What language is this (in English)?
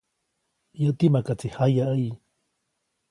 Copainalá Zoque